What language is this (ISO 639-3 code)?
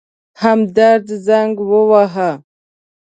pus